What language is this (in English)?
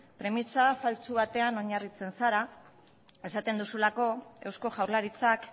Basque